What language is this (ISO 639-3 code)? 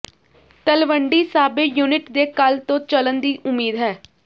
pan